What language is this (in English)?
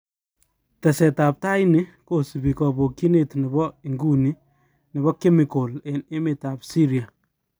Kalenjin